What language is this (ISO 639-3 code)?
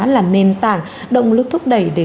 vie